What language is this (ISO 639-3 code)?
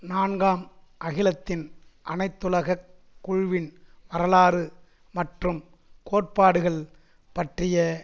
tam